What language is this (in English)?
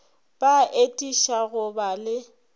Northern Sotho